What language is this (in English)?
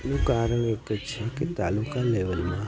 Gujarati